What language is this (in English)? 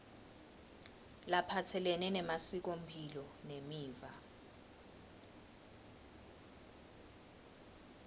Swati